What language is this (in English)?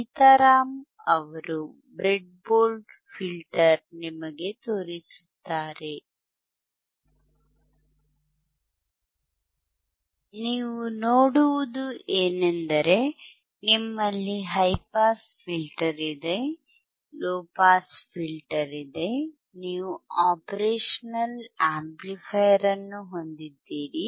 Kannada